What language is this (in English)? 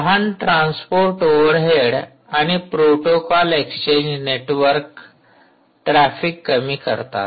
Marathi